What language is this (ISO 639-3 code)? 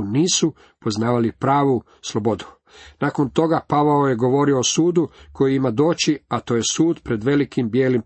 hrv